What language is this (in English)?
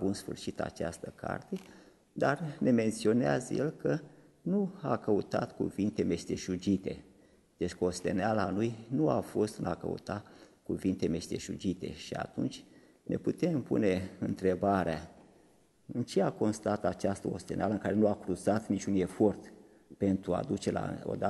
Romanian